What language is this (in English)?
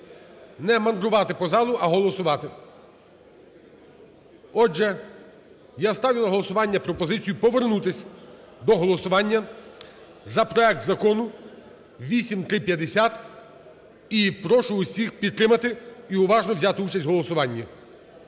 Ukrainian